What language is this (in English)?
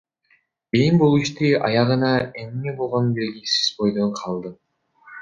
Kyrgyz